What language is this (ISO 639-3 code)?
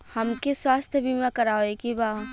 bho